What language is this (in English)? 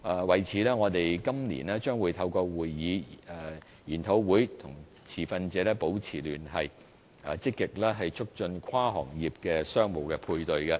Cantonese